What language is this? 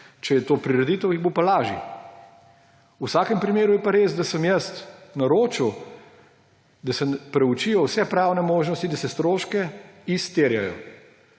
Slovenian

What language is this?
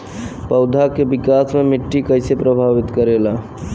Bhojpuri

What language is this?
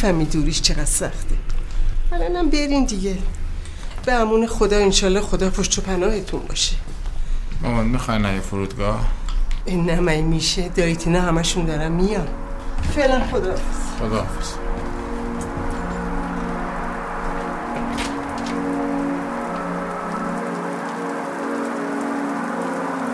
Persian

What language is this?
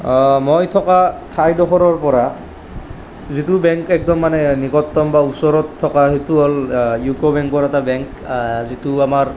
Assamese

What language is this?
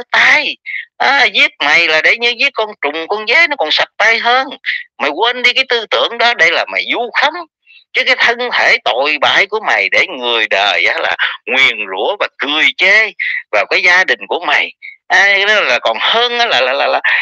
Vietnamese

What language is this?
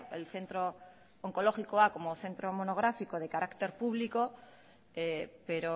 Spanish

